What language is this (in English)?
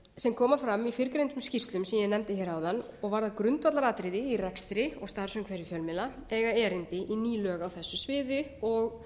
Icelandic